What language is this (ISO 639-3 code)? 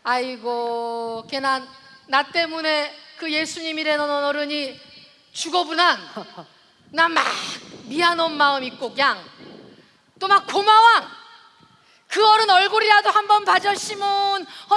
kor